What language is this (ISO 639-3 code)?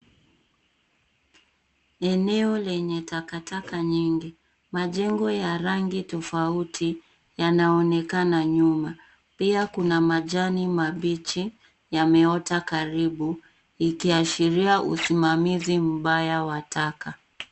swa